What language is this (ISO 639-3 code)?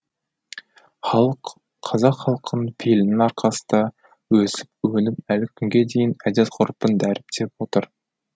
kaz